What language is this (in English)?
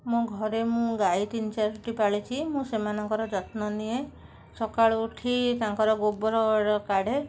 Odia